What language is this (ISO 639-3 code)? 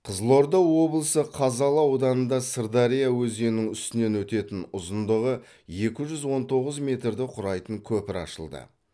kaz